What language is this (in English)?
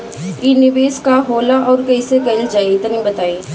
Bhojpuri